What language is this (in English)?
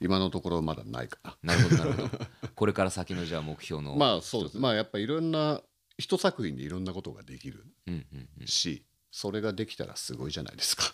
Japanese